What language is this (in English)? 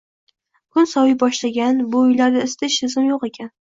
Uzbek